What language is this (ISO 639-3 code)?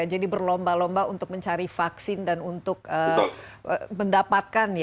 ind